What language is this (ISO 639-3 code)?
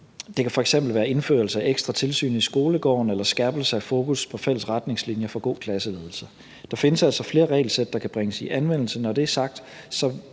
dan